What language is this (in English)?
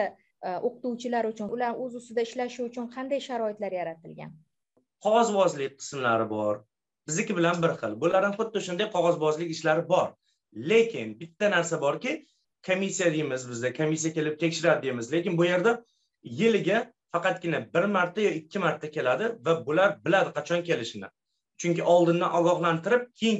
Turkish